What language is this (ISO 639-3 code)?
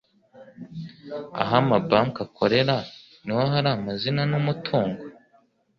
kin